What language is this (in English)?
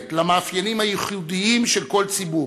Hebrew